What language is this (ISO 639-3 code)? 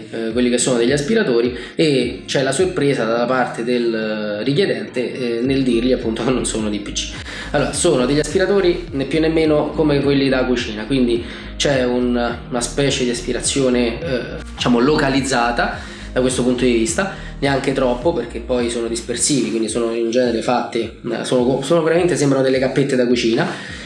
ita